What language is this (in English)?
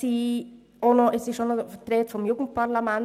Swiss German